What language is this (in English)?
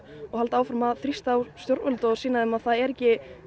Icelandic